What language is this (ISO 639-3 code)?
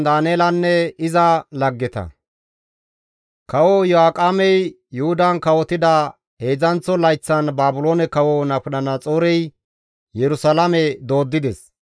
gmv